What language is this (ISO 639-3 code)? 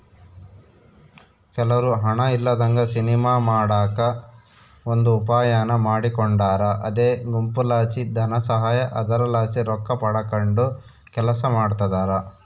kan